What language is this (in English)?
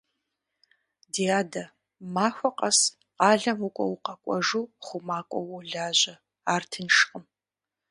Kabardian